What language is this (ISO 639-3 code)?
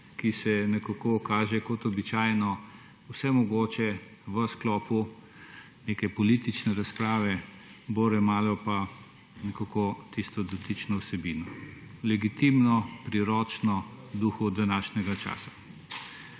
slv